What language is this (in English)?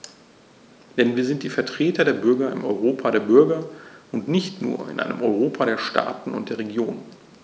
German